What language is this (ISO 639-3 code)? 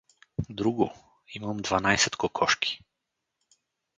bul